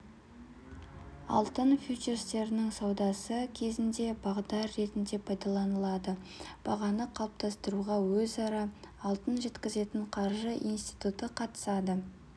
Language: Kazakh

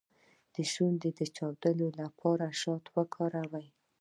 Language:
Pashto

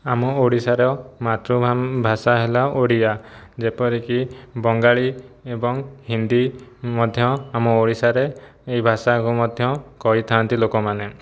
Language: Odia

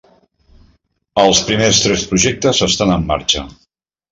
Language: Catalan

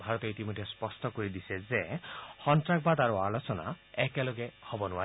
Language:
Assamese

